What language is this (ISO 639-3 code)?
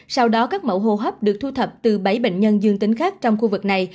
vie